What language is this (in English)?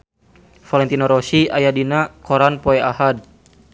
Sundanese